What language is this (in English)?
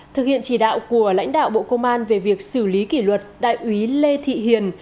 Vietnamese